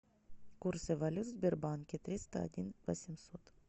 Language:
Russian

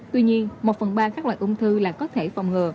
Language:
Vietnamese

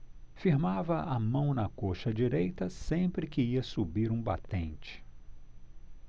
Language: Portuguese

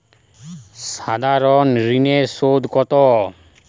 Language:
Bangla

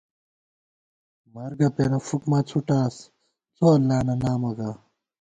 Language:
Gawar-Bati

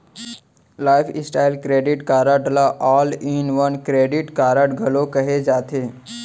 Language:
Chhattisgarhi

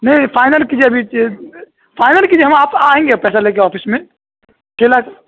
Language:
Urdu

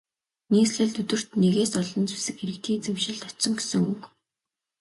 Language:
Mongolian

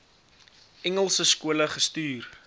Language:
Afrikaans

